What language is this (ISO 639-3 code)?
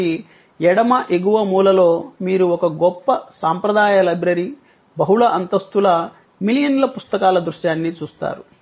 tel